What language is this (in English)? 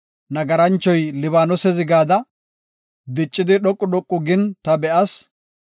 Gofa